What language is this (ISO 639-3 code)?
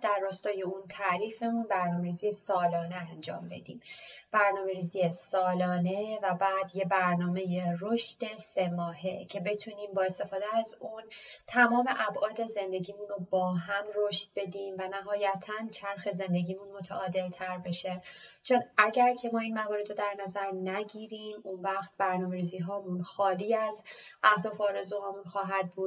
fas